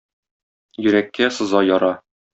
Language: Tatar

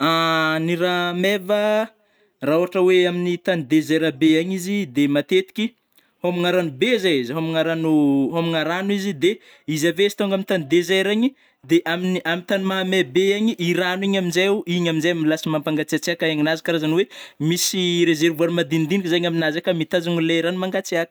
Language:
Northern Betsimisaraka Malagasy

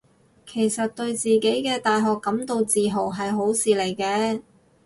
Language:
Cantonese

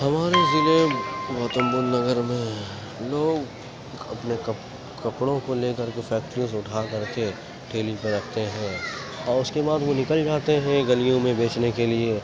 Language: Urdu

